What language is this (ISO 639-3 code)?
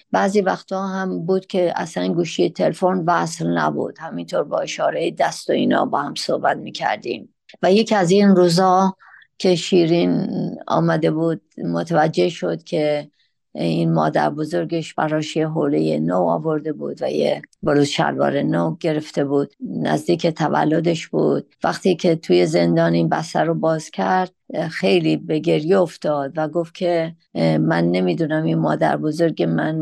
fas